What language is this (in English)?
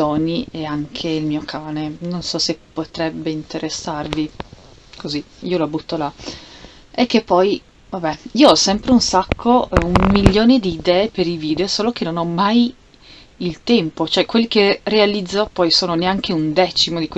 Italian